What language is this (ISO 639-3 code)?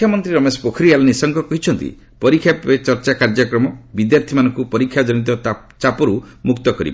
ori